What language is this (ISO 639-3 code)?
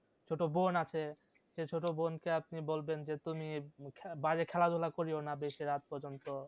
ben